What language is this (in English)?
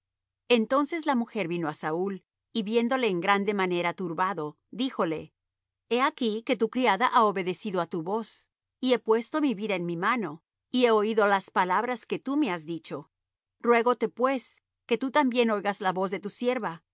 Spanish